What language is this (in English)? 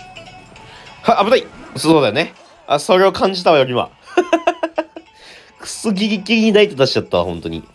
Japanese